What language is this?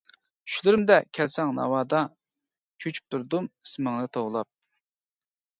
Uyghur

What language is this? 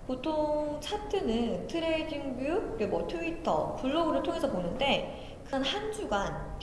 Korean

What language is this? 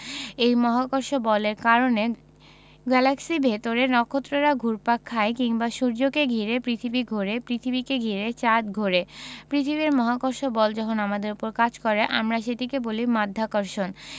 Bangla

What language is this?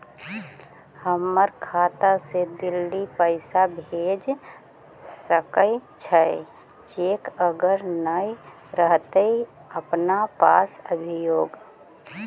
Magahi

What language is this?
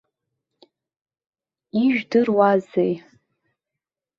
Abkhazian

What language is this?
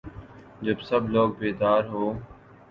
Urdu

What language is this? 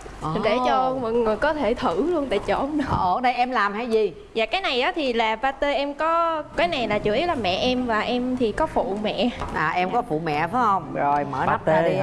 Vietnamese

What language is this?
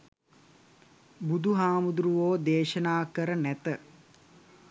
Sinhala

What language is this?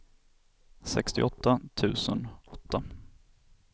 Swedish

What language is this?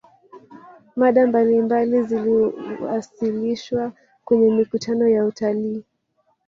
Swahili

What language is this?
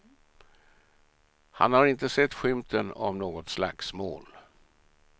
Swedish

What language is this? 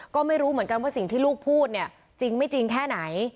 Thai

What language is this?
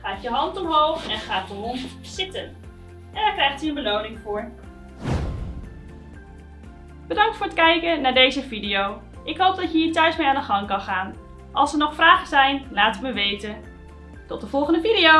Dutch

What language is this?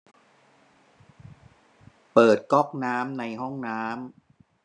Thai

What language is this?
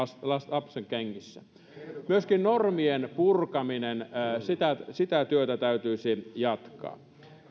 Finnish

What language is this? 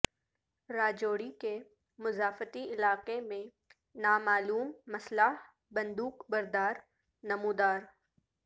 Urdu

